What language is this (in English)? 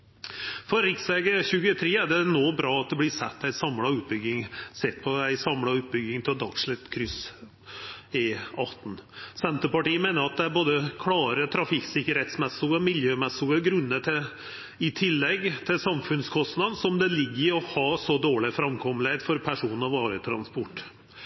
Norwegian Nynorsk